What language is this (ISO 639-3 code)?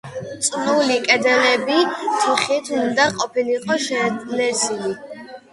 kat